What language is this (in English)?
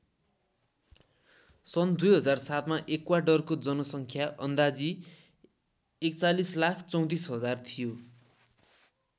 Nepali